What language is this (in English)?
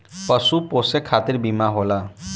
Bhojpuri